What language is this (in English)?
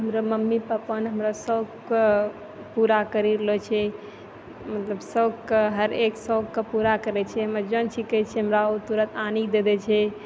Maithili